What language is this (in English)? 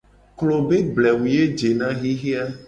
Gen